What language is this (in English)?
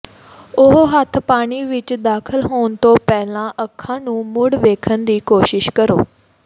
Punjabi